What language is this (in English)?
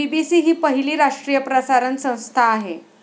Marathi